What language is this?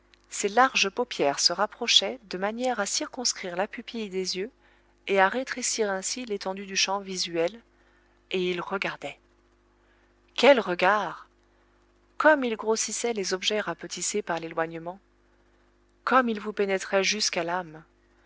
French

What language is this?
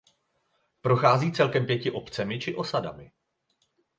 Czech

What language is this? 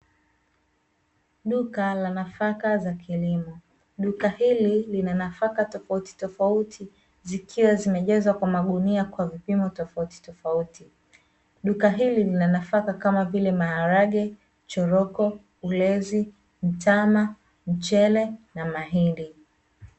Swahili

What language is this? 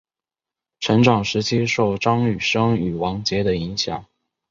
Chinese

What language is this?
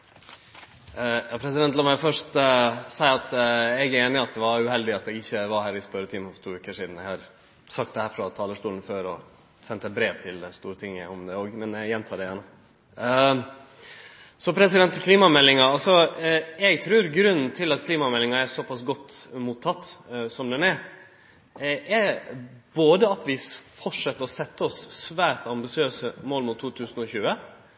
Norwegian Nynorsk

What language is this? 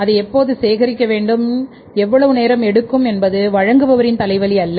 Tamil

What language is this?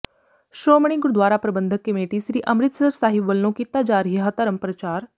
Punjabi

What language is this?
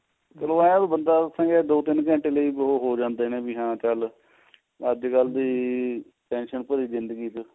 Punjabi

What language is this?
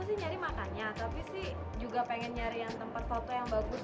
Indonesian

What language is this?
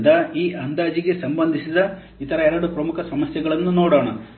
Kannada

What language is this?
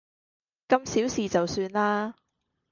Cantonese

